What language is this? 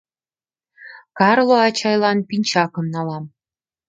Mari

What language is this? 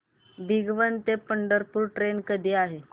Marathi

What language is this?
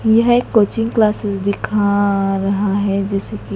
Hindi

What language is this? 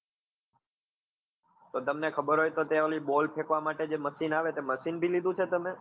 Gujarati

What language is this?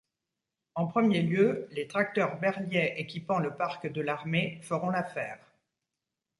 French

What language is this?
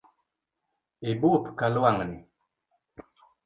Luo (Kenya and Tanzania)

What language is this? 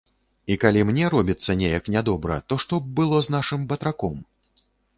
Belarusian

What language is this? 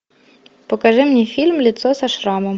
Russian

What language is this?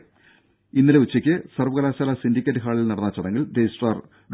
Malayalam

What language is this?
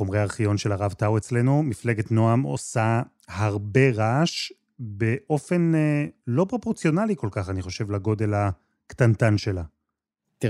Hebrew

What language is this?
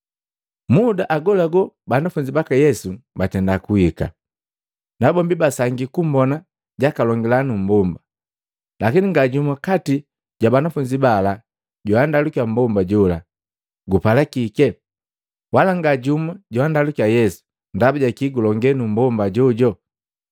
Matengo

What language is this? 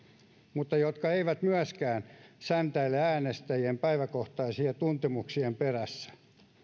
Finnish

